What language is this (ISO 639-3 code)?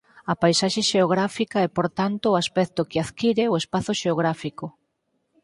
glg